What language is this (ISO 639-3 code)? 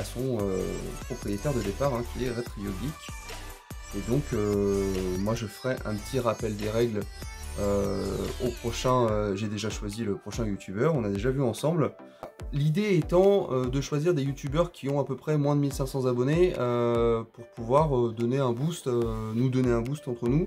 fra